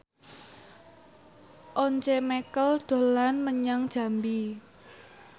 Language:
Javanese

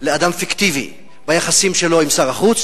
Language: Hebrew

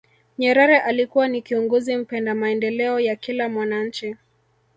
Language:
Swahili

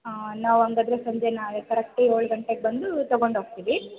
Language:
Kannada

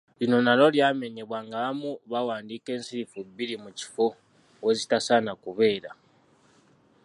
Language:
Ganda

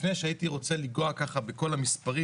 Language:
Hebrew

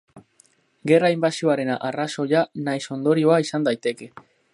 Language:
Basque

